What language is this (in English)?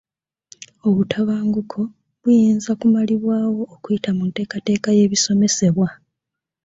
Ganda